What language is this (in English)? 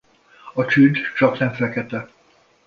Hungarian